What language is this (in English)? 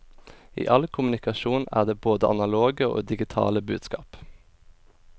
Norwegian